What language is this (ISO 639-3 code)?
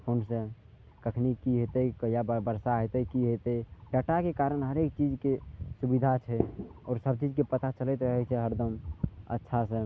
mai